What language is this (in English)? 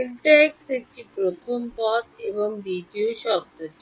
Bangla